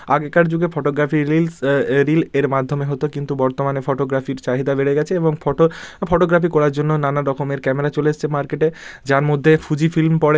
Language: Bangla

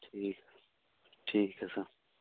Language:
Punjabi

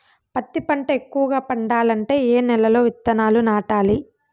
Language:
Telugu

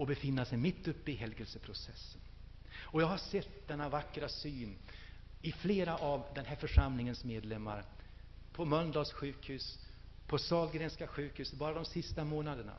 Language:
Swedish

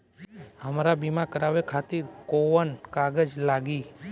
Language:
Bhojpuri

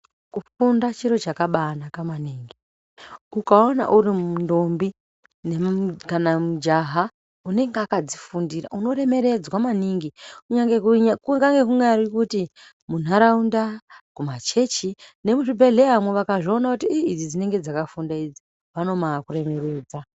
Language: Ndau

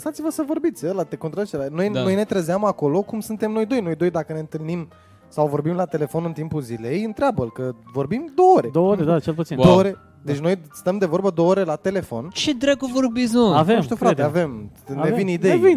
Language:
Romanian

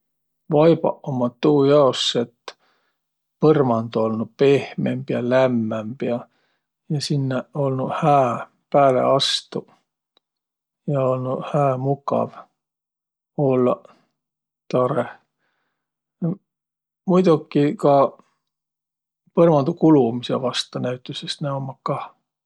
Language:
Võro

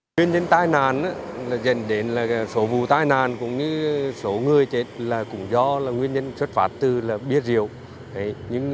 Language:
Vietnamese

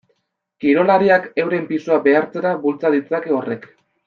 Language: Basque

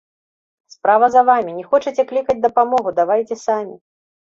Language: Belarusian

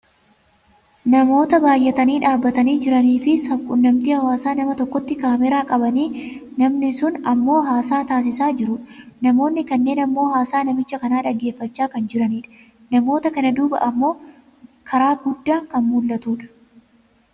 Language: Oromo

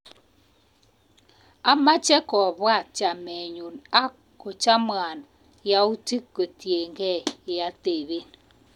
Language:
Kalenjin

